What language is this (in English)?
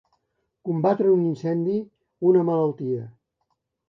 Catalan